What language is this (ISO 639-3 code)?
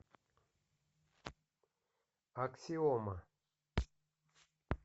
rus